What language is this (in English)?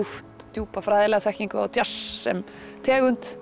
Icelandic